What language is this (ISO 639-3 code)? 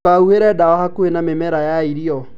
kik